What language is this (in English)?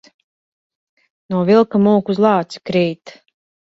Latvian